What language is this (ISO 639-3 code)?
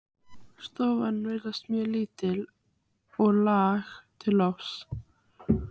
isl